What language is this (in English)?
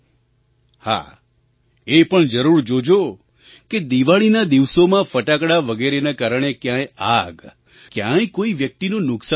Gujarati